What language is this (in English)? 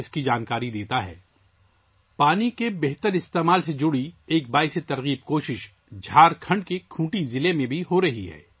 Urdu